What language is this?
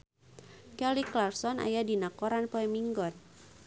Sundanese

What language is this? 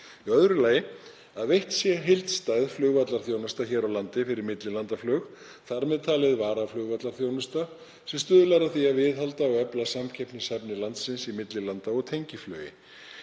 Icelandic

